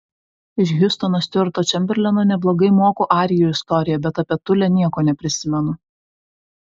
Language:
Lithuanian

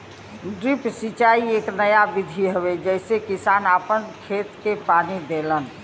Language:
Bhojpuri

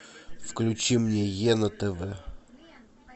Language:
Russian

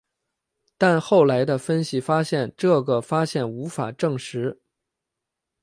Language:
Chinese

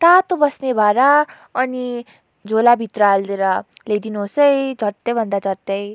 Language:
Nepali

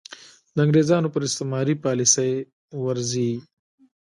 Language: Pashto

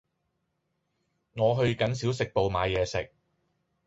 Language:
Cantonese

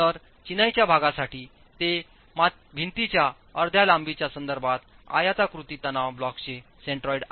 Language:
Marathi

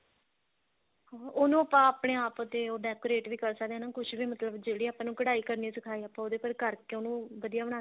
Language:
Punjabi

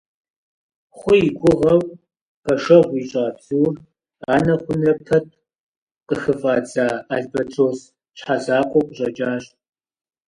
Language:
Kabardian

